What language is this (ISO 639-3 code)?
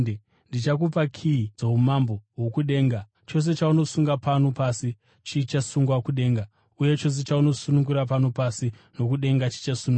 sna